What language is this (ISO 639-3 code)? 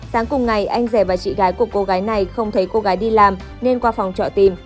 vie